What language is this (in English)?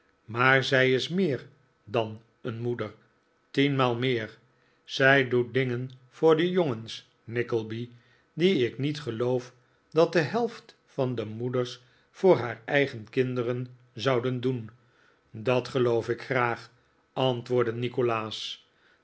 Dutch